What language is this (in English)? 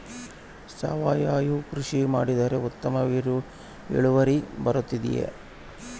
Kannada